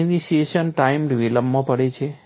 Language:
Gujarati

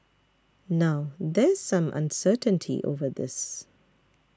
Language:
English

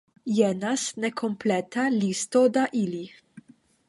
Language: Esperanto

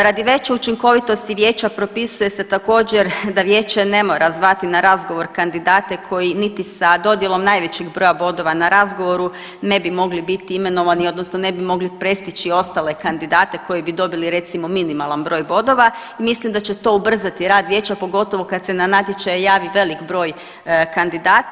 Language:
Croatian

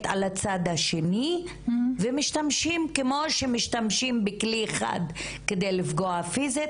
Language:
Hebrew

